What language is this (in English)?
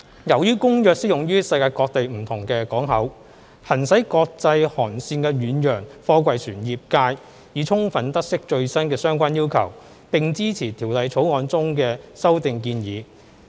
Cantonese